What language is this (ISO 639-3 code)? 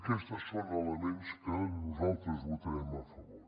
cat